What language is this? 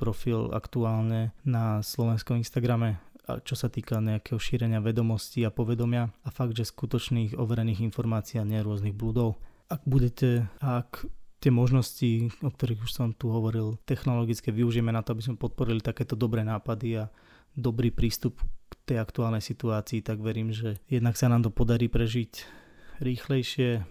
Slovak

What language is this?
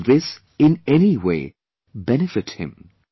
English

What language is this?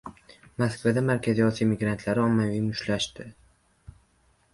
Uzbek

